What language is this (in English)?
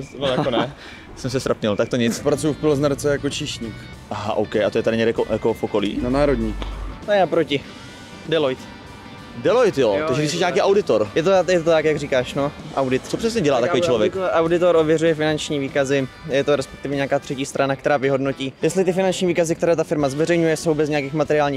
Czech